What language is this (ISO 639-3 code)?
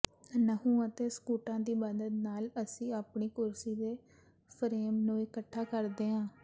pan